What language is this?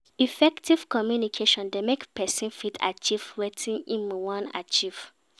Nigerian Pidgin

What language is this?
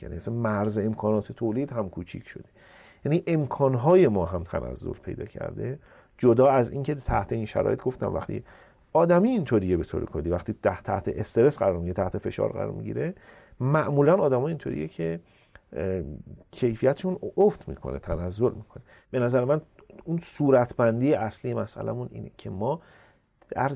Persian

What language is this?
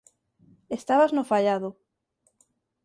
Galician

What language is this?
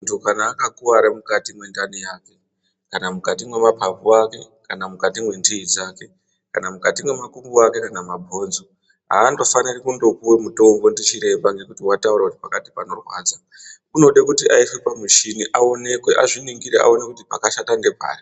Ndau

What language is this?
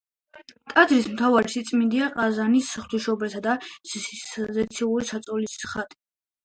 Georgian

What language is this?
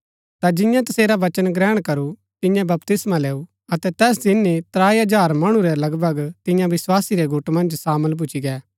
Gaddi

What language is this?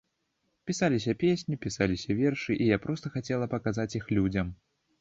Belarusian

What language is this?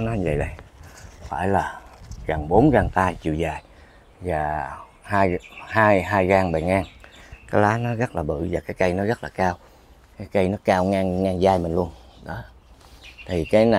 Vietnamese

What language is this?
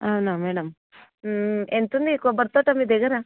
Telugu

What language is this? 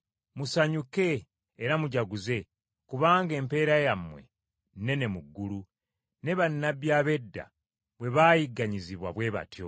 Ganda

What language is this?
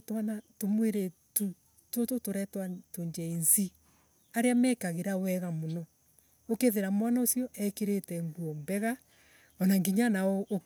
Embu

